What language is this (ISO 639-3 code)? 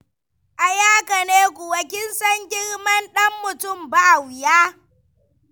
hau